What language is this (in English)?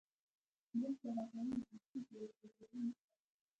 Pashto